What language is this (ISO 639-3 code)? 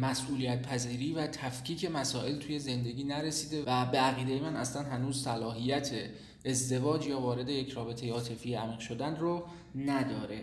fas